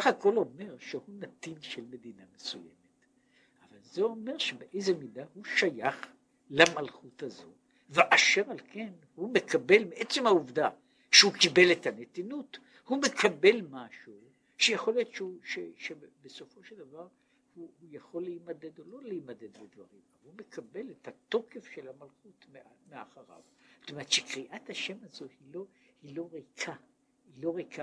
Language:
Hebrew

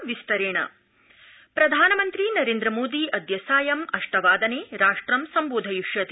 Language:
Sanskrit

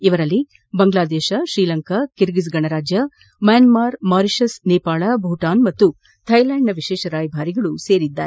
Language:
Kannada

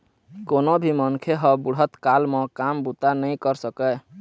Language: Chhattisgarhi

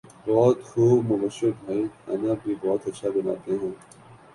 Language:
Urdu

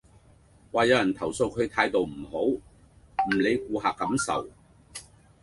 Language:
Cantonese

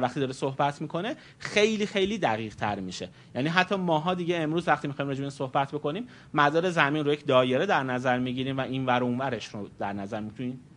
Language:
Persian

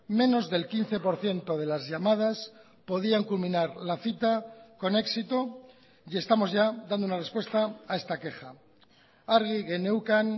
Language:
Spanish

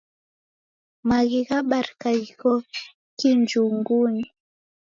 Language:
Taita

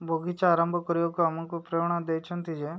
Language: Odia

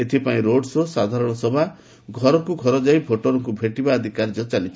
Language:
Odia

